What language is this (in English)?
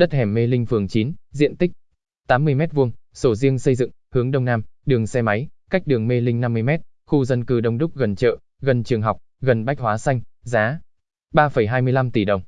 Vietnamese